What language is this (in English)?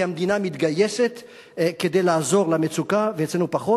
Hebrew